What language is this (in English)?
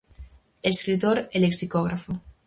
Galician